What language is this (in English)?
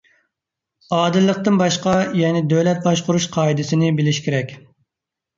Uyghur